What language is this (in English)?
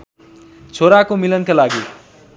Nepali